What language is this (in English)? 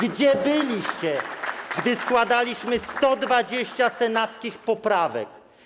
Polish